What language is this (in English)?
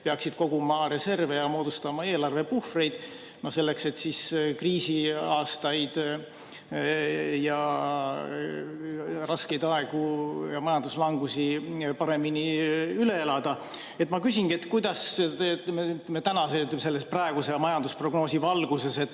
Estonian